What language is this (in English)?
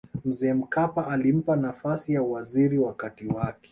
Swahili